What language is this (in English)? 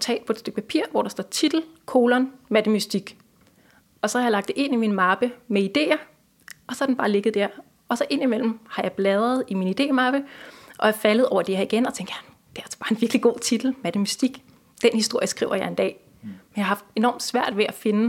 Danish